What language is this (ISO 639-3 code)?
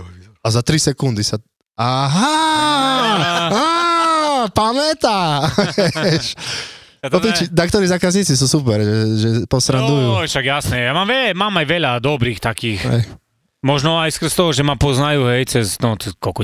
slk